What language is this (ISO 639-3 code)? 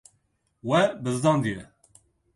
kur